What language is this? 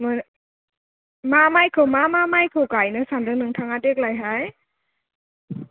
Bodo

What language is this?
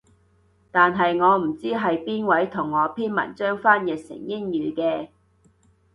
Cantonese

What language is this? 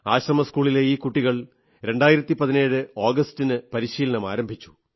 Malayalam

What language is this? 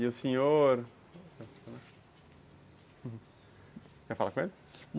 Portuguese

